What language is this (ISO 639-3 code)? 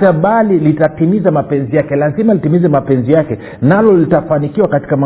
swa